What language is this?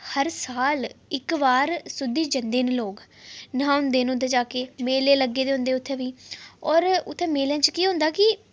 Dogri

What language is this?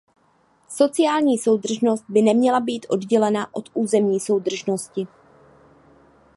Czech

